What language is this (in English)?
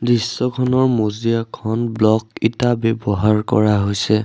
Assamese